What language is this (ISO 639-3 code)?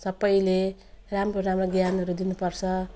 nep